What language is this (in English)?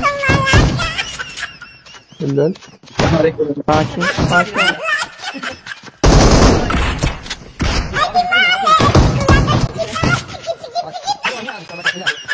Turkish